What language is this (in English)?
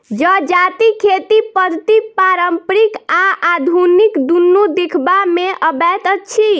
Maithili